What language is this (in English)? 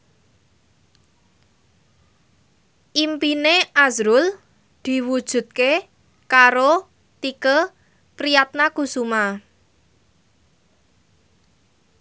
Javanese